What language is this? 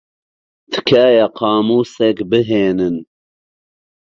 Central Kurdish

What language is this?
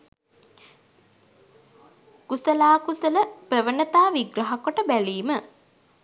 Sinhala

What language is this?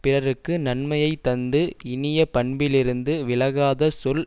Tamil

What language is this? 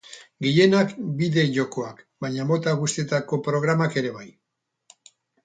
Basque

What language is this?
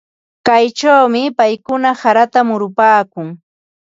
Ambo-Pasco Quechua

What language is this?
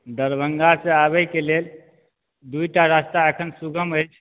Maithili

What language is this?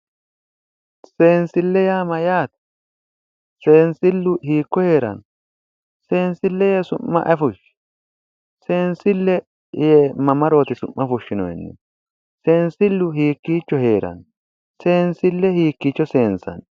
Sidamo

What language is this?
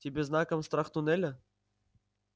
Russian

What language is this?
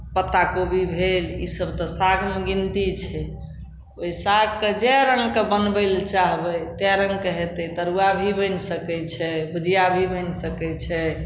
Maithili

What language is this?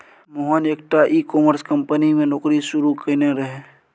Maithili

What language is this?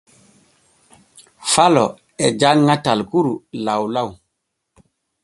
Borgu Fulfulde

